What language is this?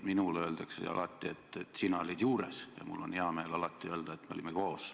Estonian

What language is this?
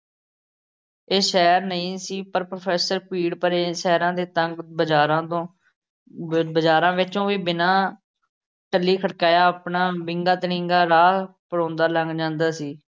Punjabi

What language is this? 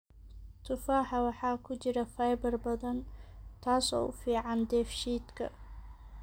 Somali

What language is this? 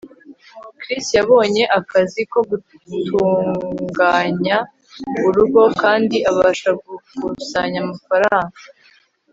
Kinyarwanda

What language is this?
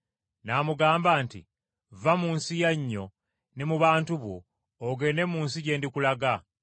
Ganda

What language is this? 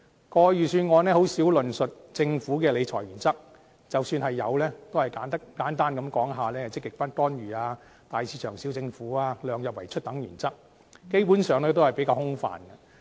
Cantonese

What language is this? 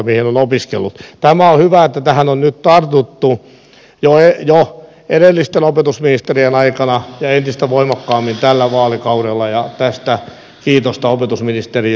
Finnish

